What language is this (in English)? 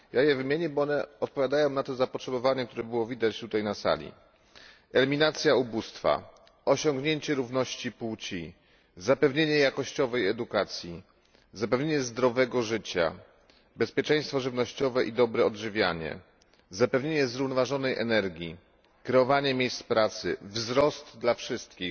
Polish